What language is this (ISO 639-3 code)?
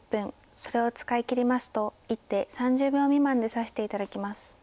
jpn